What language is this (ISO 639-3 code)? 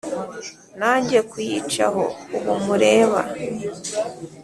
kin